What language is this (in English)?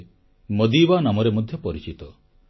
Odia